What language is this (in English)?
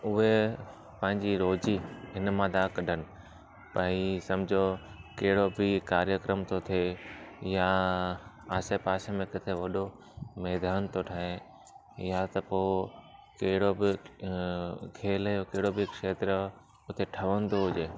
Sindhi